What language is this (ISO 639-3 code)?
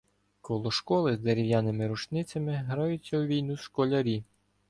ukr